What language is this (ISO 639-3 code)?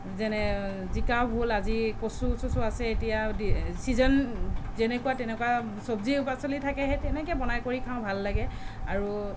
asm